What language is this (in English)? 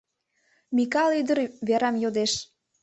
Mari